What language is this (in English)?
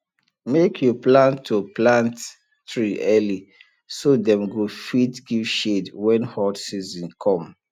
Nigerian Pidgin